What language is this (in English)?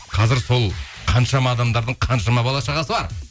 Kazakh